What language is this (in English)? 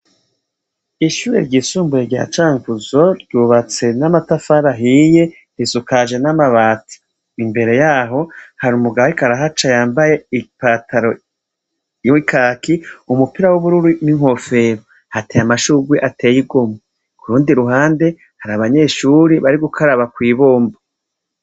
Rundi